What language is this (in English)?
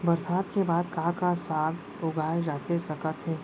Chhattisgarhi